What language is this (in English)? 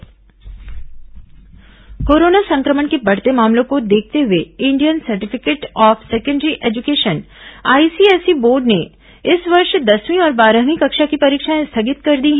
Hindi